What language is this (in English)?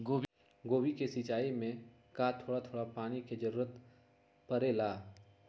Magahi